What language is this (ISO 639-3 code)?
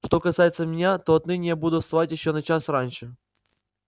rus